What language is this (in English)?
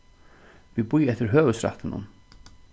Faroese